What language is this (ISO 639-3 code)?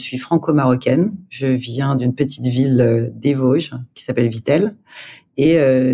fra